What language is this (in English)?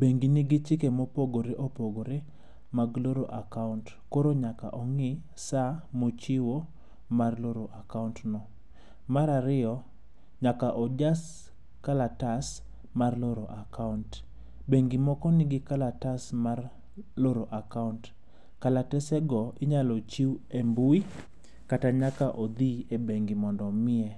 Luo (Kenya and Tanzania)